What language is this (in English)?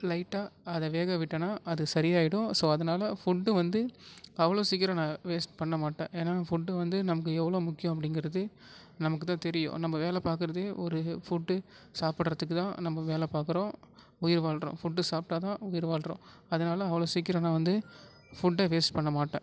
Tamil